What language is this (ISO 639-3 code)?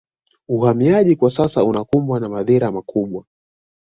swa